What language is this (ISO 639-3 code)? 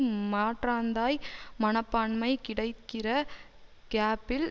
tam